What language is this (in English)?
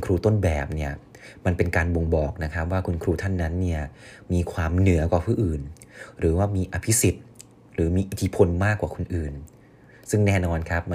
Thai